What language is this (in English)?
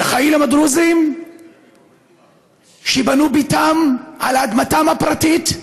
Hebrew